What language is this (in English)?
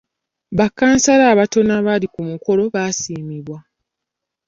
Ganda